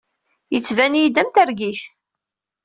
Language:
Kabyle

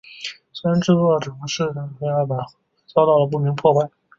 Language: Chinese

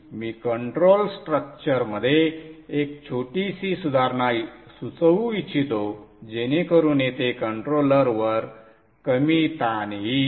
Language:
Marathi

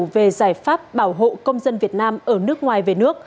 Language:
Vietnamese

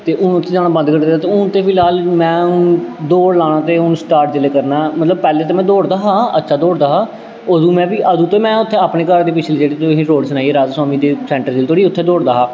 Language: Dogri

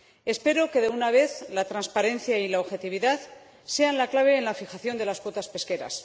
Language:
Spanish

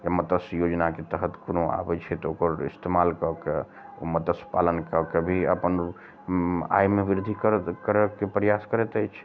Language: Maithili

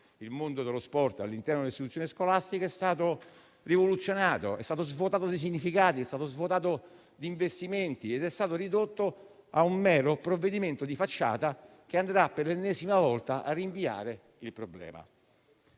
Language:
Italian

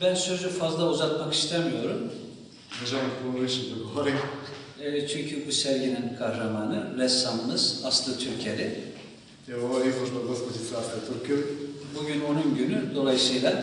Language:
Turkish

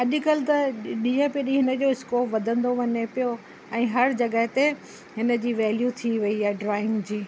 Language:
Sindhi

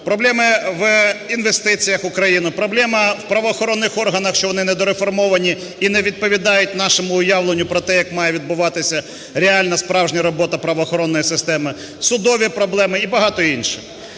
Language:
Ukrainian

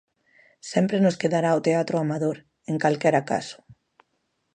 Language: Galician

